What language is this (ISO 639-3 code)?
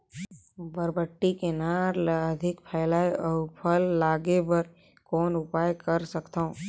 hne